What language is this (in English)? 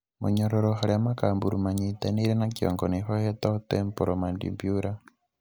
Kikuyu